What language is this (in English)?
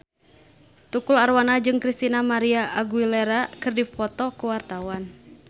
Sundanese